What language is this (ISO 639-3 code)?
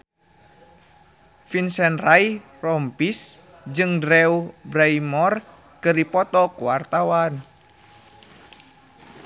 sun